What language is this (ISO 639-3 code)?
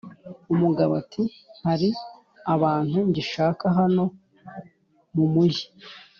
kin